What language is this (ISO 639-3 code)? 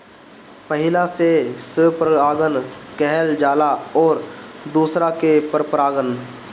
bho